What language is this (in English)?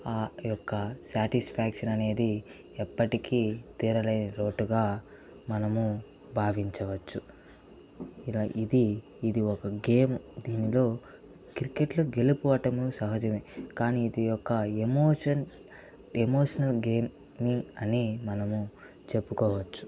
Telugu